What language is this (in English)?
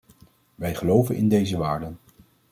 Dutch